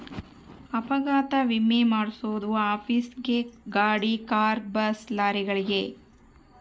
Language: Kannada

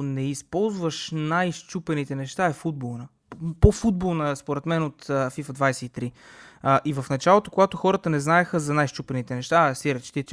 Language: Bulgarian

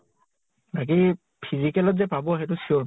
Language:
Assamese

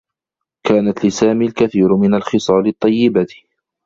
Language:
Arabic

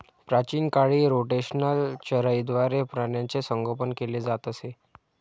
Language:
Marathi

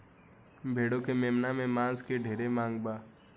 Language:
Bhojpuri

